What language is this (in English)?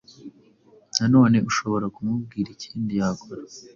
Kinyarwanda